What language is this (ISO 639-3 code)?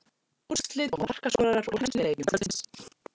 isl